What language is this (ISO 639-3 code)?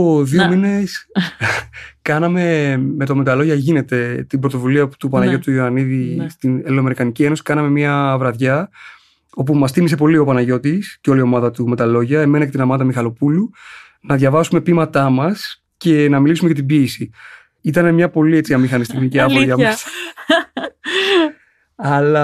ell